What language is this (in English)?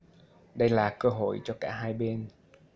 Vietnamese